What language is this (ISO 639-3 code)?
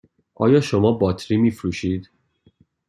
fas